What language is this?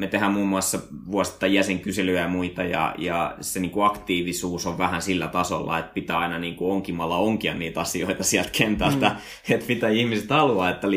Finnish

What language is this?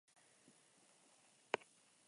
Basque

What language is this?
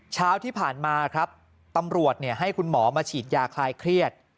Thai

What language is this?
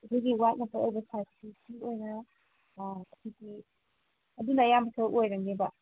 Manipuri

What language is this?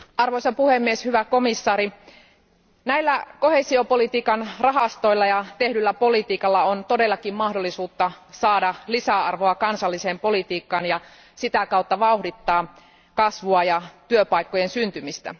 Finnish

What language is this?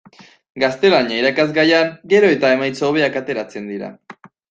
Basque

